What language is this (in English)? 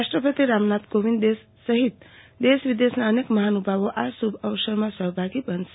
Gujarati